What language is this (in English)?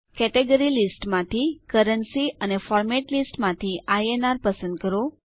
Gujarati